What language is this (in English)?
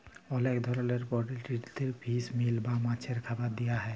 Bangla